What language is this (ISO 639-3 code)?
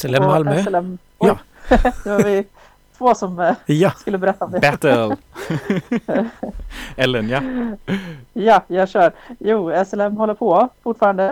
swe